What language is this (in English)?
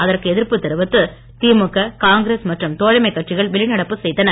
Tamil